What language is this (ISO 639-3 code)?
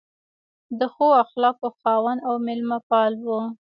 pus